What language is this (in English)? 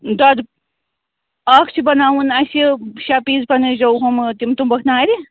Kashmiri